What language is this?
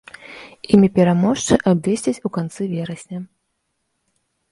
Belarusian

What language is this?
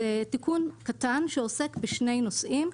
Hebrew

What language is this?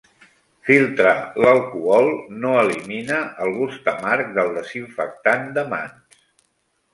Catalan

